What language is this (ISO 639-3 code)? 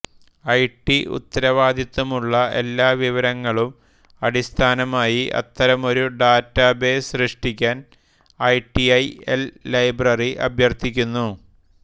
mal